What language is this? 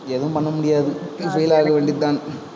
Tamil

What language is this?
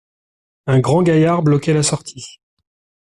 French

